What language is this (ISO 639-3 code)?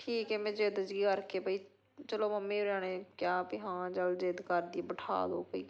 pan